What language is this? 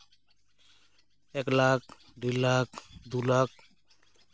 Santali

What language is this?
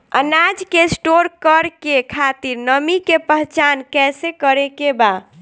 Bhojpuri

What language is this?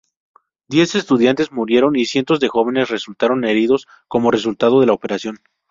Spanish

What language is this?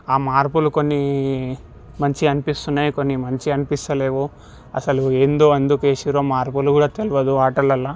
Telugu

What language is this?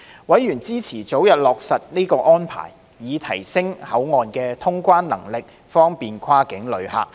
Cantonese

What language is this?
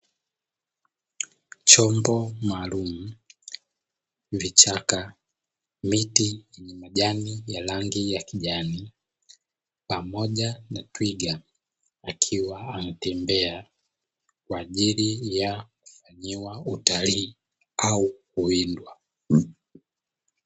Swahili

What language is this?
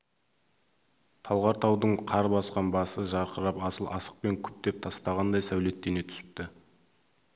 Kazakh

